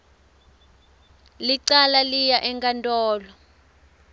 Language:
Swati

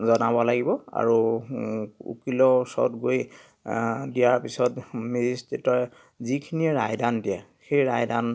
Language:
Assamese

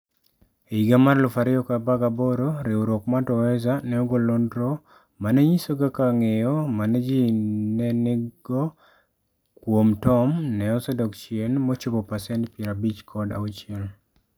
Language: Luo (Kenya and Tanzania)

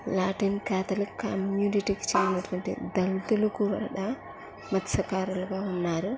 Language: Telugu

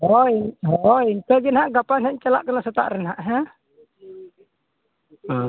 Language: Santali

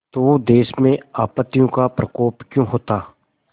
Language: Hindi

